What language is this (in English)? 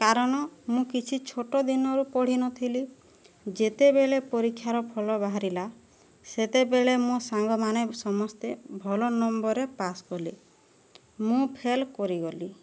Odia